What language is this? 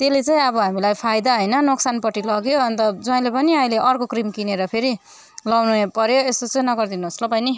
Nepali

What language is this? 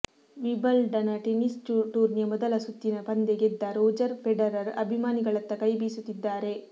Kannada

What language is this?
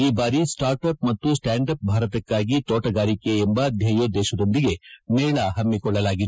Kannada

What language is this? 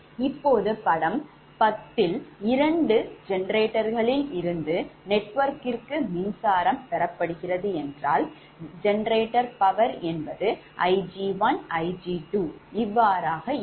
Tamil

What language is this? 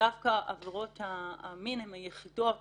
Hebrew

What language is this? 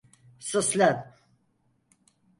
Turkish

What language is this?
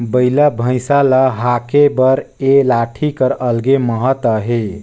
Chhattisgarhi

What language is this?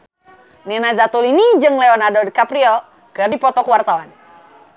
Sundanese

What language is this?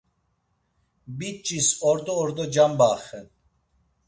Laz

